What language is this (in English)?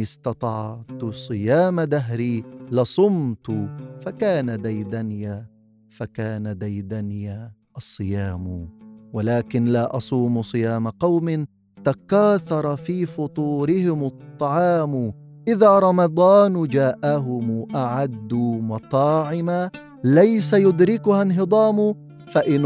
Arabic